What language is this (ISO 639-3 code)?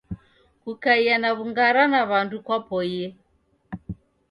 dav